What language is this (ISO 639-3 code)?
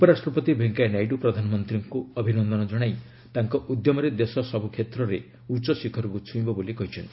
ori